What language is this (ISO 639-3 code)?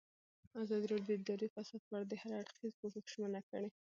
pus